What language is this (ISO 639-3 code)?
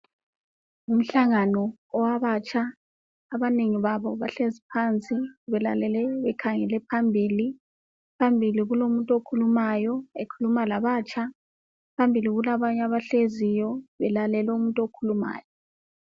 nde